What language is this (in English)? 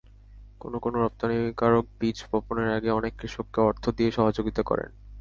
Bangla